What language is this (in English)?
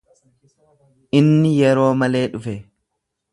Oromo